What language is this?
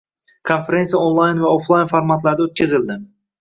Uzbek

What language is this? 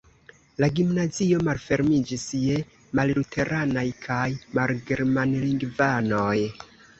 Esperanto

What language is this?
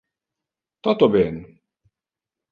Interlingua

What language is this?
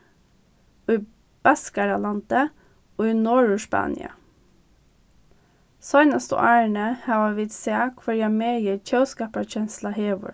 Faroese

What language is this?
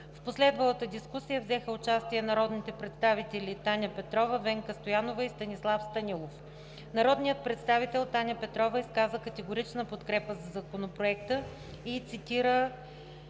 Bulgarian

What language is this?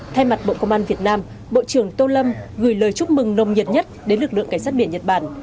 Vietnamese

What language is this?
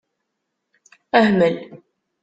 Kabyle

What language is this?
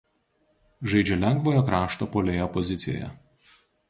Lithuanian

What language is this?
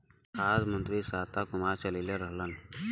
Bhojpuri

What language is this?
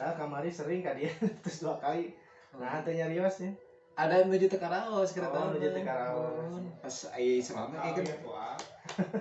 Indonesian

